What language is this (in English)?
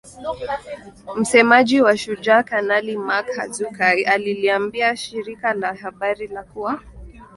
Swahili